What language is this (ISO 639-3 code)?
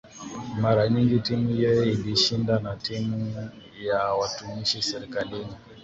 swa